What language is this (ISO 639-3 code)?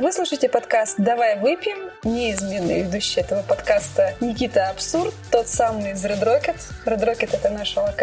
rus